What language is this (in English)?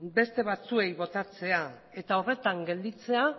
Basque